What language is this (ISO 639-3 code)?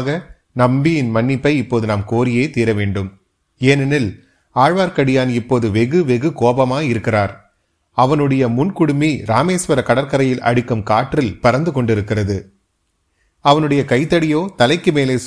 tam